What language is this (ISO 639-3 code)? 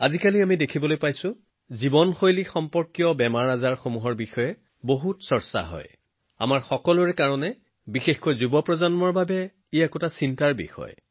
asm